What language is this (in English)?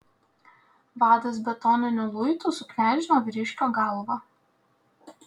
Lithuanian